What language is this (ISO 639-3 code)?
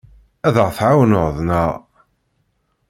kab